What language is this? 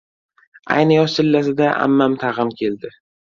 Uzbek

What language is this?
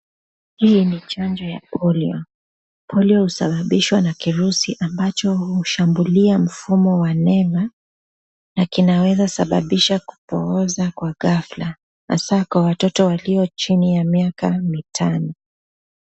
Swahili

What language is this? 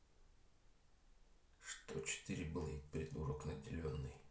Russian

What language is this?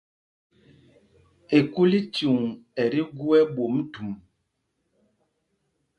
Mpumpong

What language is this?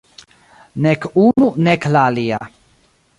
Esperanto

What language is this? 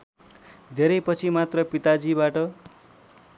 Nepali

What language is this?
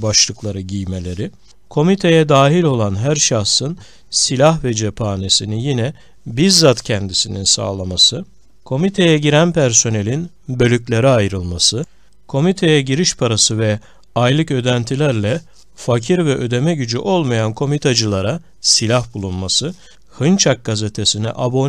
Turkish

